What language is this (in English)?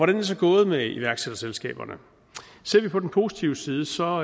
Danish